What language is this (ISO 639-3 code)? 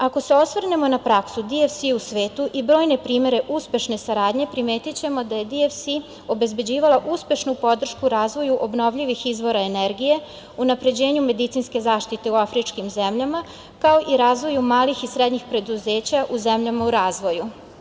srp